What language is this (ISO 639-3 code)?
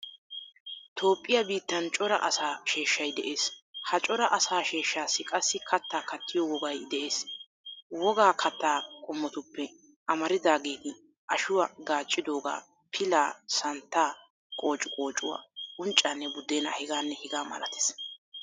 wal